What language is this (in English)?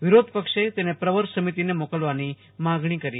Gujarati